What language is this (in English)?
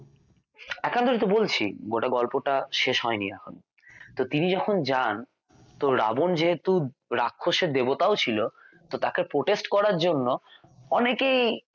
Bangla